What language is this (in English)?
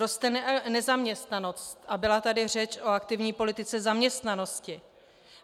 Czech